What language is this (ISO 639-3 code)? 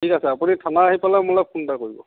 asm